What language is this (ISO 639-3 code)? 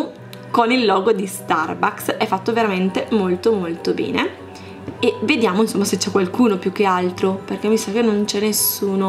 ita